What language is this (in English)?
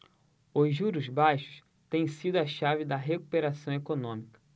Portuguese